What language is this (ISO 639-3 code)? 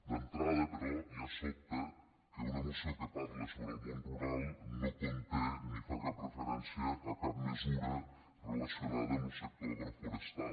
cat